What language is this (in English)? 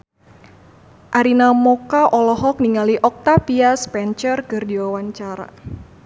Sundanese